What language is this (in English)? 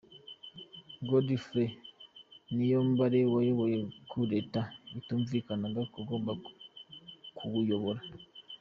Kinyarwanda